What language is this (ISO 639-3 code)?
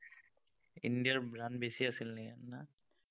asm